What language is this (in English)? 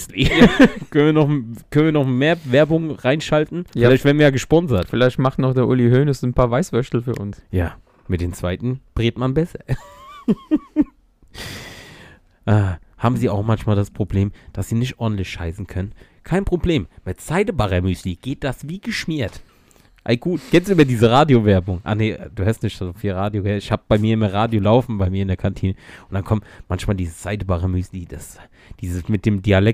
German